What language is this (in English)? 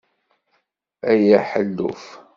Kabyle